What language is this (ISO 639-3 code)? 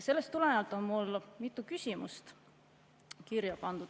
est